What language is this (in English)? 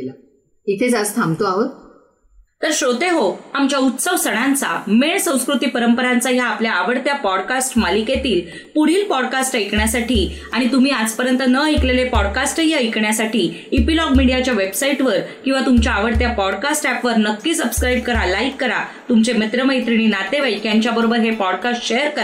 Marathi